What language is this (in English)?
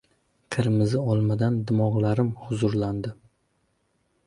Uzbek